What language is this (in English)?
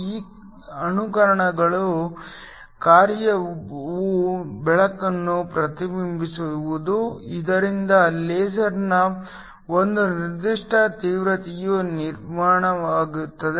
Kannada